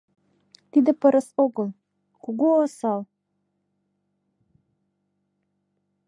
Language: Mari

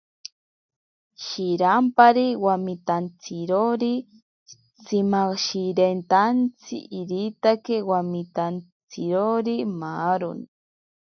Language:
Ashéninka Perené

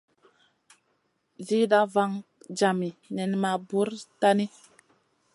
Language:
Masana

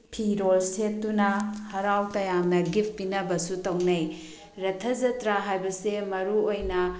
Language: Manipuri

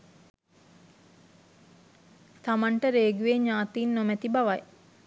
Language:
Sinhala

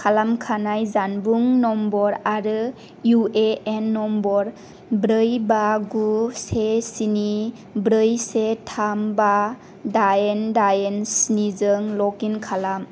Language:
Bodo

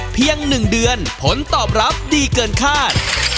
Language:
Thai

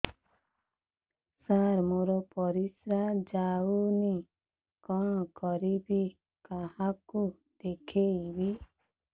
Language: Odia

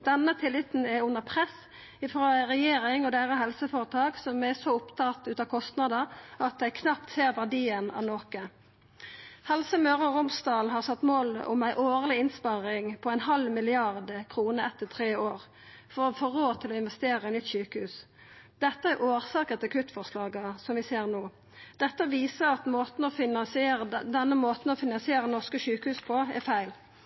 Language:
Norwegian Nynorsk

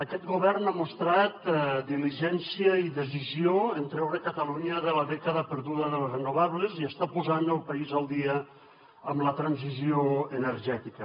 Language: Catalan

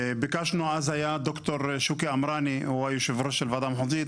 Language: Hebrew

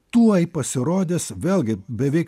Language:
Lithuanian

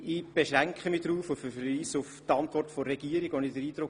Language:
Swiss German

